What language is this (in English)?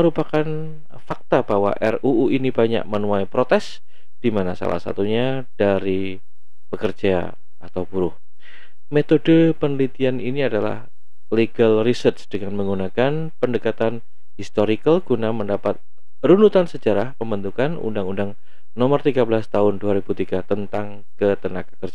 Indonesian